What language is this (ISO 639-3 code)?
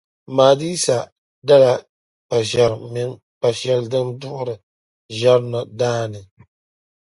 dag